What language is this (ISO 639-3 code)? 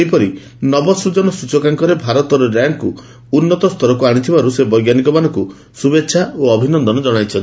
ori